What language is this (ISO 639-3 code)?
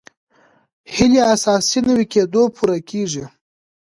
pus